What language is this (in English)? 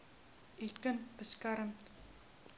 Afrikaans